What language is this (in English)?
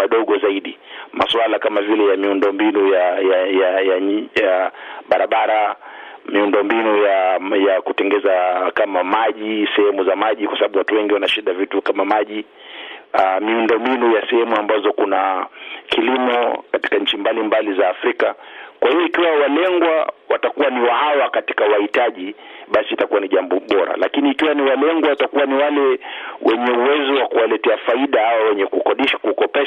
Swahili